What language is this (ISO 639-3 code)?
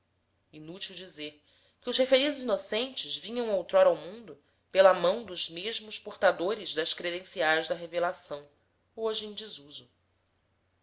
por